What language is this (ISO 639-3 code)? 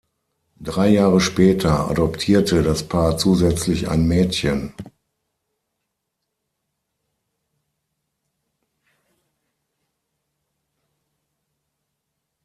deu